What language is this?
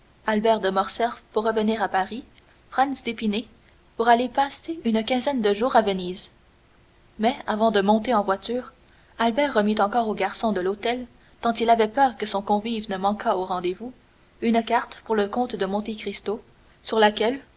French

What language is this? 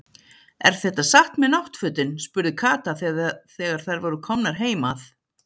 Icelandic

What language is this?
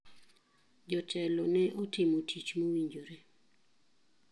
Luo (Kenya and Tanzania)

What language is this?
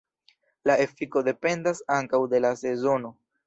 Esperanto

